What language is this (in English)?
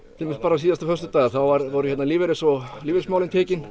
Icelandic